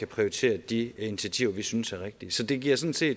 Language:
Danish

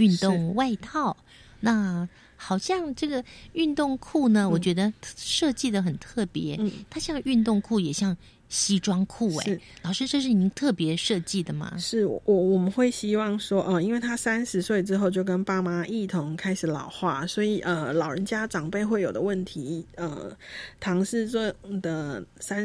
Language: Chinese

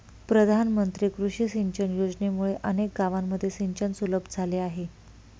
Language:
Marathi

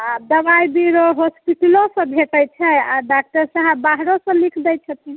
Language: Maithili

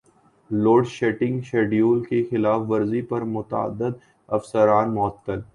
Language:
Urdu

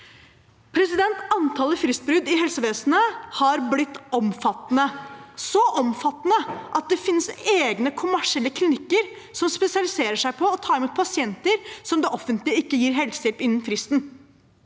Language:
Norwegian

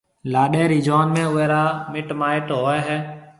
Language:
Marwari (Pakistan)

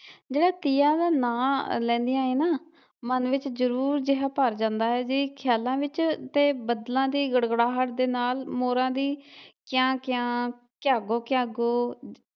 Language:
Punjabi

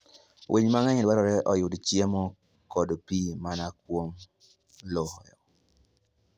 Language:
Luo (Kenya and Tanzania)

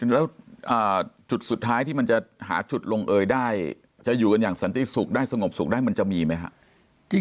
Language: Thai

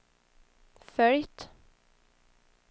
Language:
Swedish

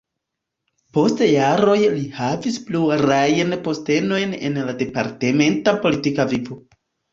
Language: Esperanto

